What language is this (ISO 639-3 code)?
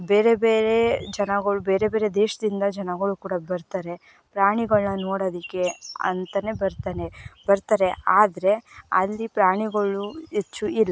kan